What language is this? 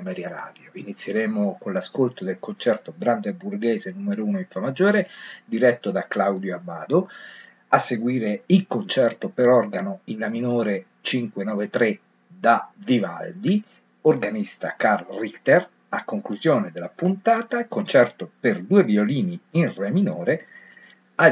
Italian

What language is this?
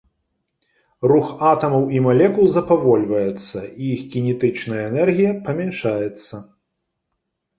Belarusian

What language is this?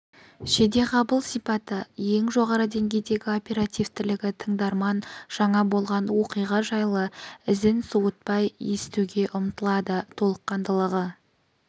Kazakh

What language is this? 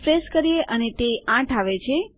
Gujarati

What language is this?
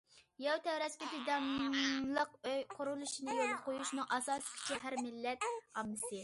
Uyghur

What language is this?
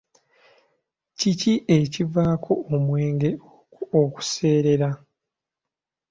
Ganda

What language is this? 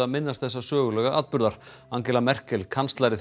Icelandic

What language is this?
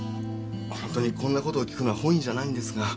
Japanese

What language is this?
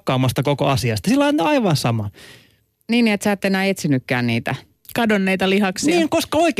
Finnish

